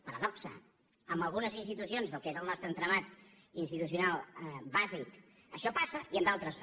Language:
Catalan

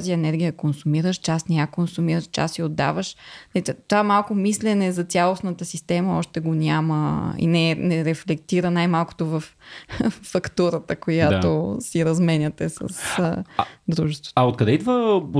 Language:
Bulgarian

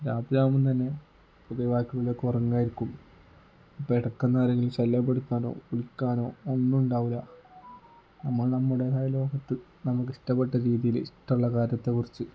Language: Malayalam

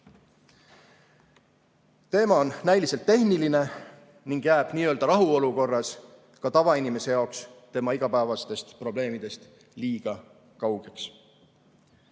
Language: Estonian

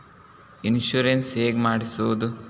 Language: Kannada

